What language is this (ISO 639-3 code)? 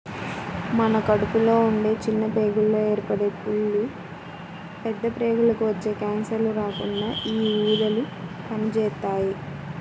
tel